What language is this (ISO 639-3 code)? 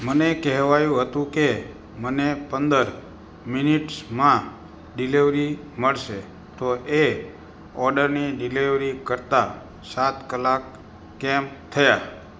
guj